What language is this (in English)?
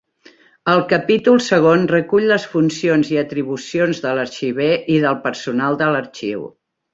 Catalan